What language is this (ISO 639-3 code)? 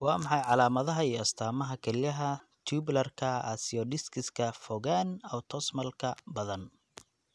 som